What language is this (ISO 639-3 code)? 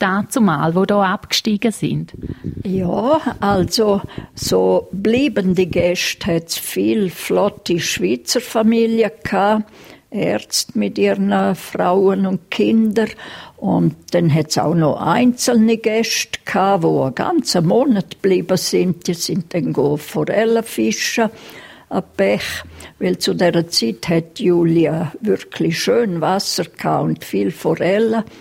deu